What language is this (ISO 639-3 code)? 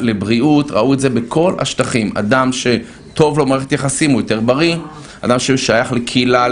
heb